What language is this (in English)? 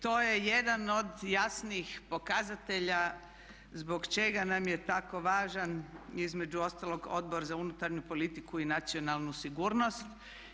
Croatian